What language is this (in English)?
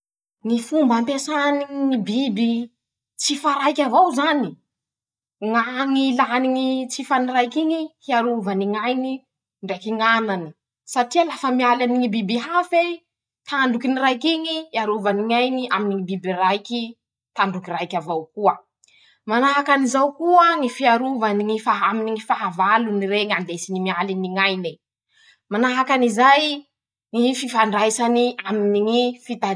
Masikoro Malagasy